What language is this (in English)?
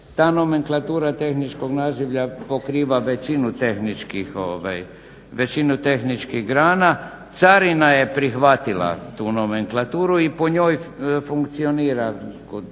Croatian